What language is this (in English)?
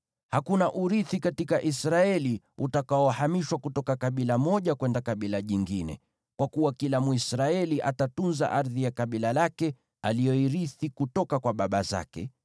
Swahili